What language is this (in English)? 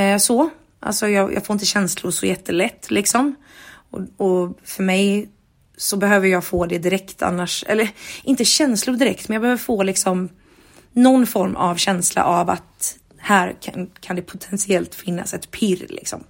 Swedish